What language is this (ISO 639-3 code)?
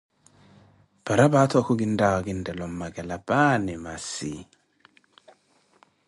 eko